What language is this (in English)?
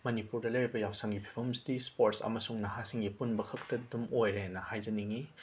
Manipuri